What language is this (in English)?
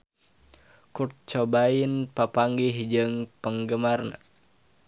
Sundanese